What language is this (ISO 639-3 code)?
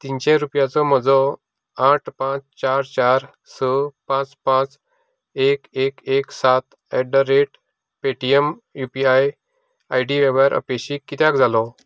kok